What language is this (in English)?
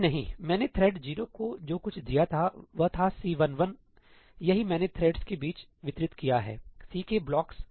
Hindi